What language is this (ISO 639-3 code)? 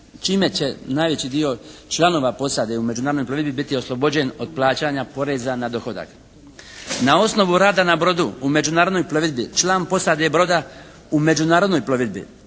hrv